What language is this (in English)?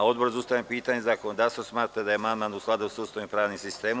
Serbian